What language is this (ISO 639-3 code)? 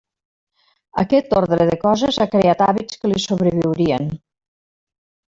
cat